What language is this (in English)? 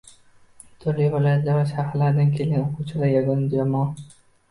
Uzbek